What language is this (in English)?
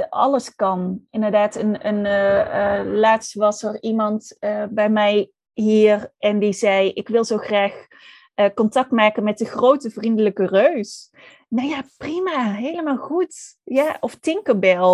Dutch